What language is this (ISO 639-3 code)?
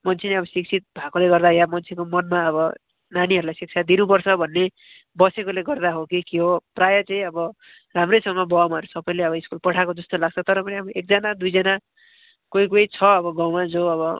nep